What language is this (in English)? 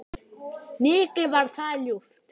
Icelandic